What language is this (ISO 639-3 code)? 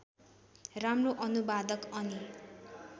nep